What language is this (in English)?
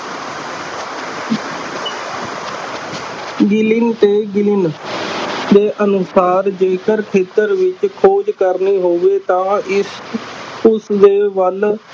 Punjabi